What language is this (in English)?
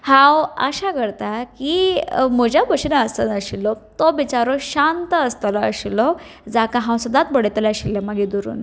Konkani